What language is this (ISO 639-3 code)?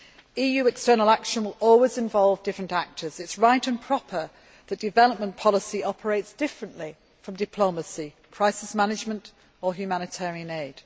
eng